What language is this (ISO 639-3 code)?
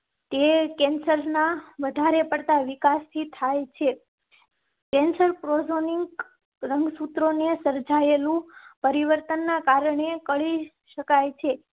guj